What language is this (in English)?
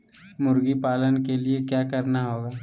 Magahi